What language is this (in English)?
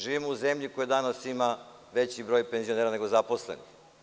Serbian